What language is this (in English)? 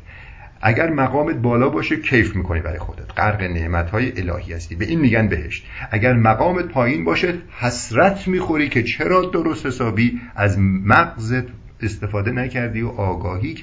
Persian